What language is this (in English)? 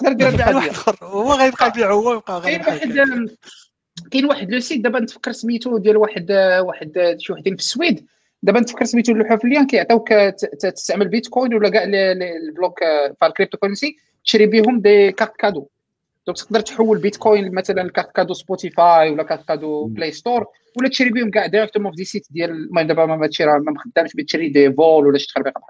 Arabic